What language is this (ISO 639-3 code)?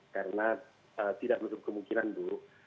ind